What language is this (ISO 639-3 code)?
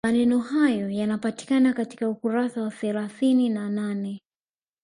swa